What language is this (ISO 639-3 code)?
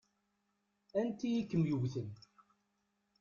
kab